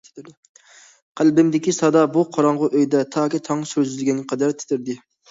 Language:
Uyghur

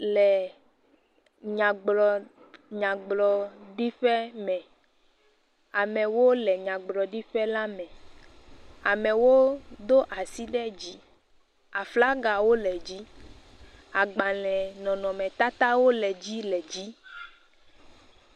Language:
Ewe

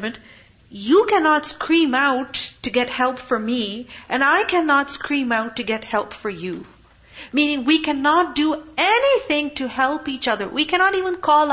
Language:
English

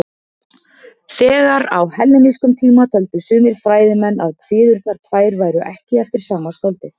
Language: Icelandic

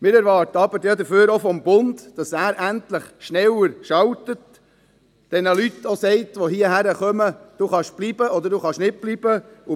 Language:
Swiss German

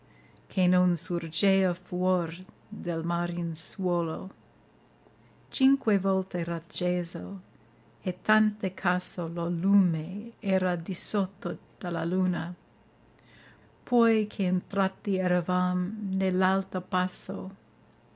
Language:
Italian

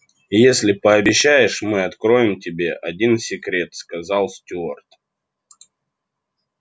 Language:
Russian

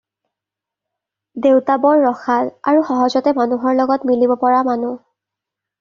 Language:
Assamese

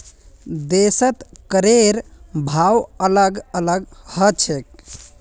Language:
Magahi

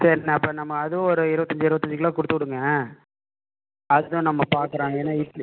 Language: Tamil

